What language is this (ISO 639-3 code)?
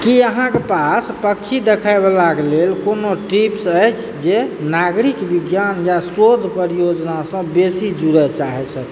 mai